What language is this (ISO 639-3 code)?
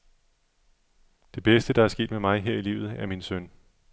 dan